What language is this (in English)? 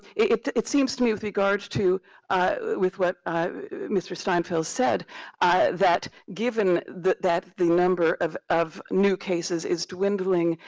English